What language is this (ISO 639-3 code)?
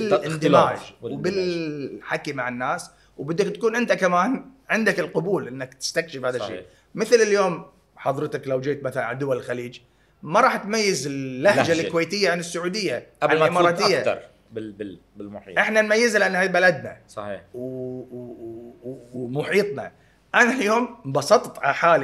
ara